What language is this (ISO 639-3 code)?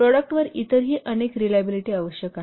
mar